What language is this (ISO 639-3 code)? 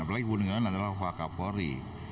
ind